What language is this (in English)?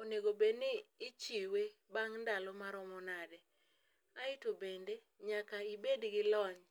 Luo (Kenya and Tanzania)